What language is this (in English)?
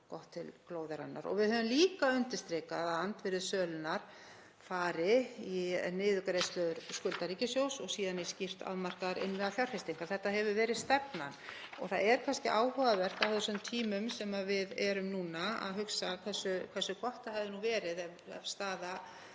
Icelandic